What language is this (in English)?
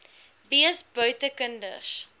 Afrikaans